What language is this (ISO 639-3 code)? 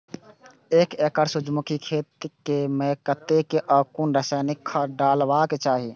mai